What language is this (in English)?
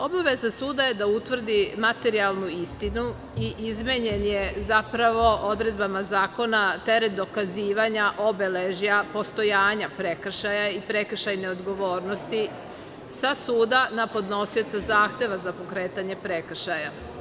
Serbian